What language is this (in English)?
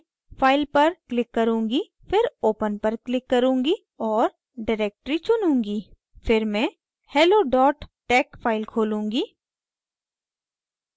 Hindi